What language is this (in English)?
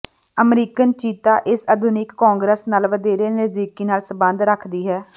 Punjabi